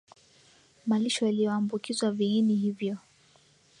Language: Swahili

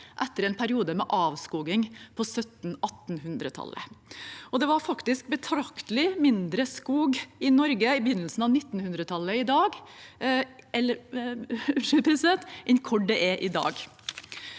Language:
Norwegian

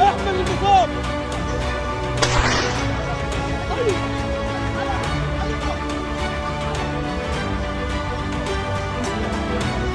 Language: Arabic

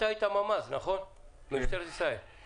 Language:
Hebrew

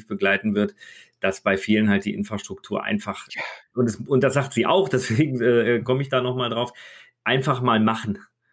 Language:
German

